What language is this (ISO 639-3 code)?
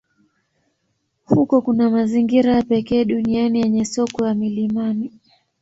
swa